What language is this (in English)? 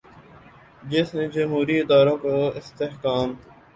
Urdu